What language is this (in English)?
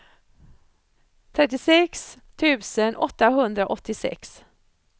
Swedish